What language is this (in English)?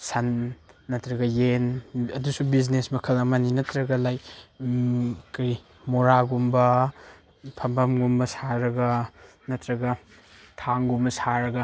Manipuri